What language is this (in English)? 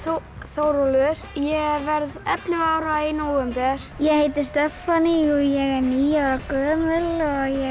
Icelandic